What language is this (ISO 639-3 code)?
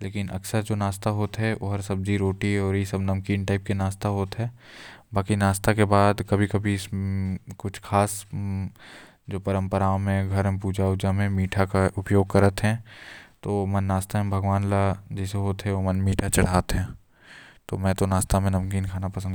kfp